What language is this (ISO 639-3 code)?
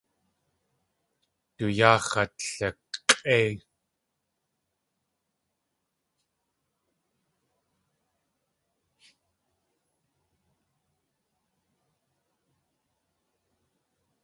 tli